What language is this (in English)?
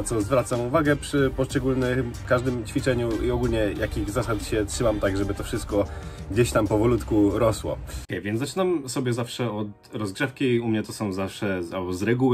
Polish